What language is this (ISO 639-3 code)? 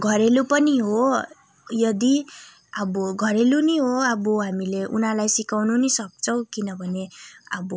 nep